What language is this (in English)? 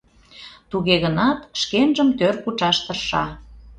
Mari